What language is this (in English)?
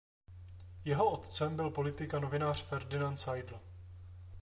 Czech